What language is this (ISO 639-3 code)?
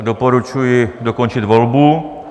ces